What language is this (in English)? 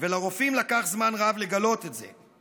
Hebrew